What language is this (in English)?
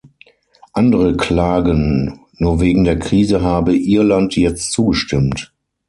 German